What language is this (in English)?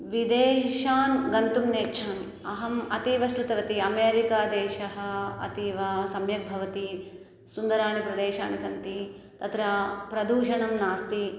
Sanskrit